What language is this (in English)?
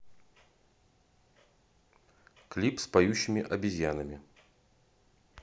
Russian